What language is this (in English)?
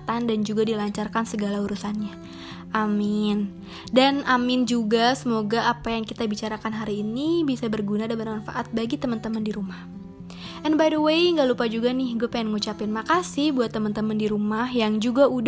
Indonesian